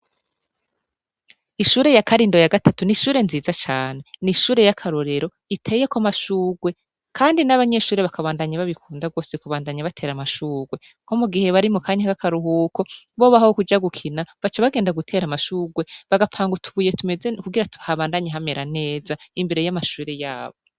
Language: Rundi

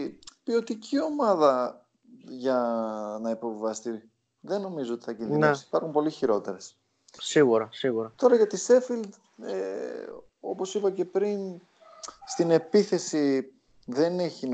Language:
Greek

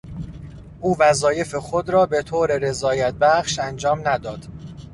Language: Persian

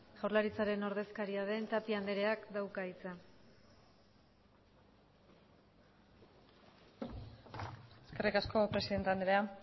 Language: Basque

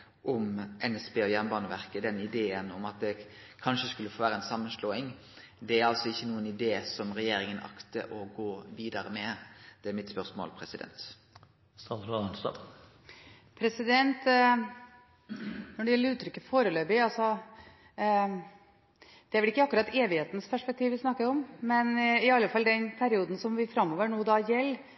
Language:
Norwegian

